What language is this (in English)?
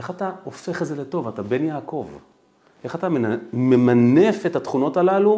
Hebrew